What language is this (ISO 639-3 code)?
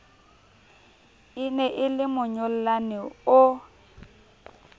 sot